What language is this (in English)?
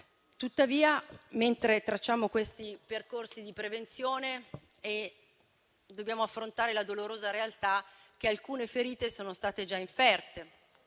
Italian